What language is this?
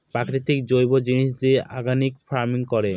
Bangla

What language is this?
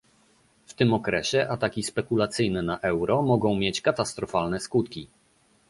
Polish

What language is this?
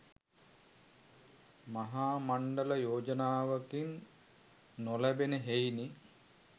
Sinhala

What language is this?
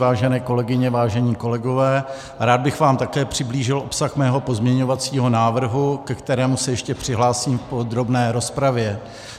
Czech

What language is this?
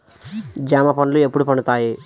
Telugu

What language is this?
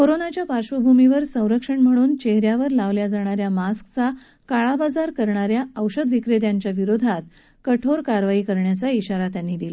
Marathi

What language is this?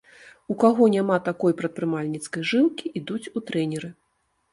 Belarusian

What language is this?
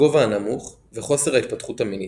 Hebrew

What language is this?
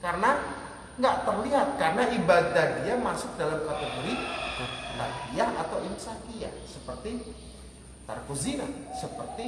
Indonesian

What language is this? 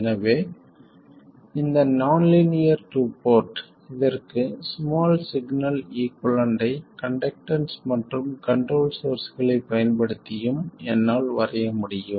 Tamil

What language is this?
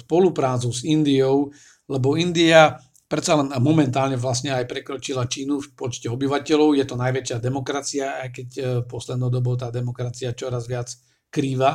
Slovak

